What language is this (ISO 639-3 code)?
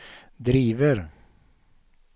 swe